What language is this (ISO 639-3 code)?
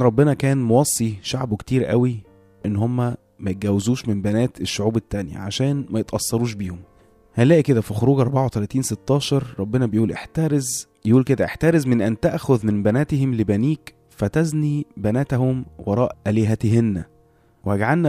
ara